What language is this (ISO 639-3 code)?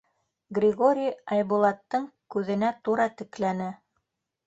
bak